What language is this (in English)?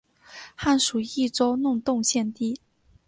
Chinese